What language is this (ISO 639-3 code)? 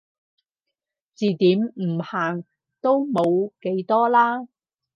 yue